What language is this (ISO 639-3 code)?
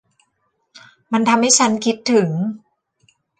tha